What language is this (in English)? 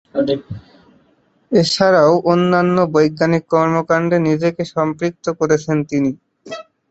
Bangla